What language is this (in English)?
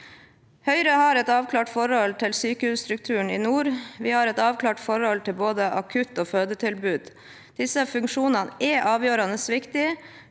Norwegian